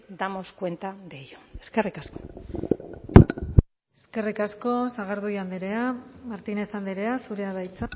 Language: Basque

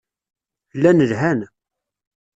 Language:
Kabyle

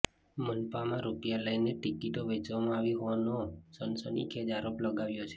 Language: Gujarati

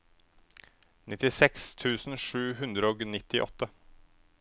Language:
Norwegian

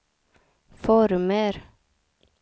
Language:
Swedish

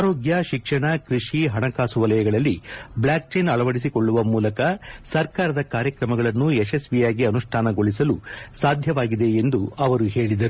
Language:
Kannada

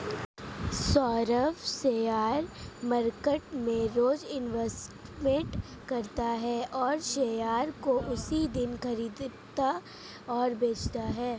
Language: Hindi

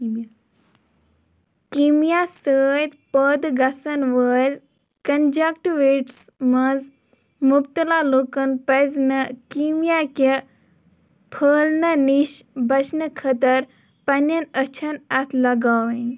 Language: Kashmiri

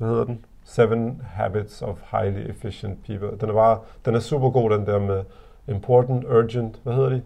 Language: Danish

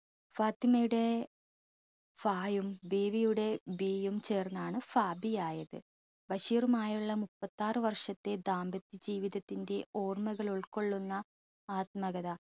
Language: Malayalam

